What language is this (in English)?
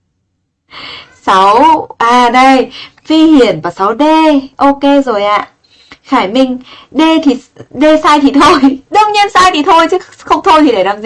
Vietnamese